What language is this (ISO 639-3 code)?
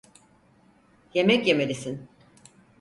tur